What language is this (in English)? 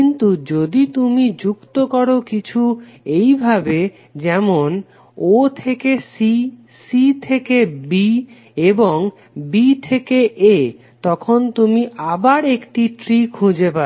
Bangla